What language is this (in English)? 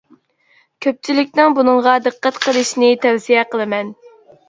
Uyghur